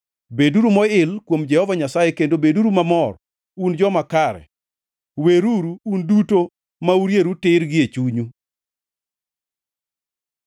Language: Luo (Kenya and Tanzania)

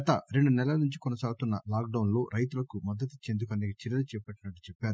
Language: Telugu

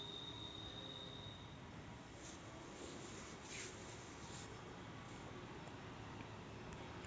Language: Marathi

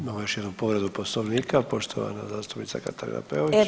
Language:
Croatian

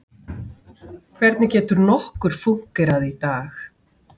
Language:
Icelandic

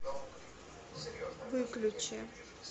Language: Russian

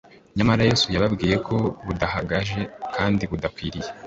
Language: Kinyarwanda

